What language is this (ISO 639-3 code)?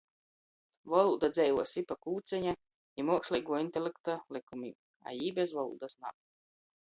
ltg